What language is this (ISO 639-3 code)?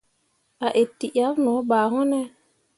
mua